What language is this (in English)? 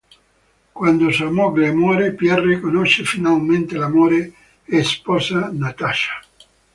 Italian